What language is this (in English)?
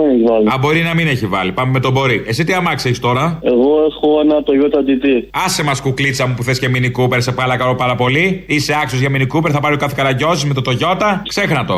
Greek